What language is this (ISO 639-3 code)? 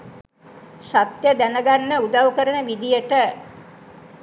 sin